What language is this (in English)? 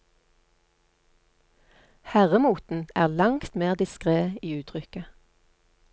Norwegian